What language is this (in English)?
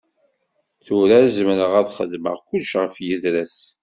Kabyle